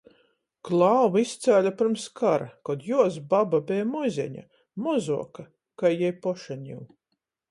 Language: Latgalian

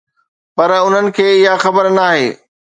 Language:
Sindhi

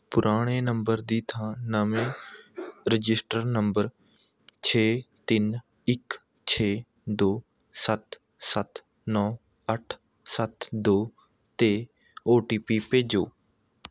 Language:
Punjabi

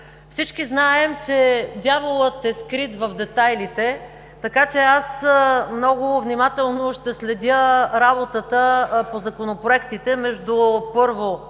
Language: Bulgarian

